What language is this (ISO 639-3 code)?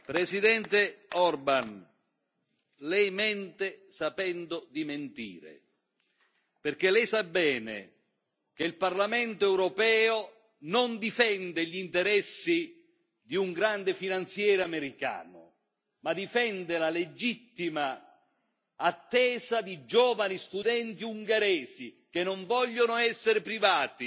ita